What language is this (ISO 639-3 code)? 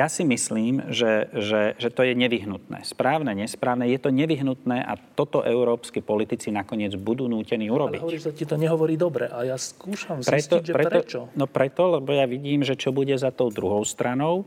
slk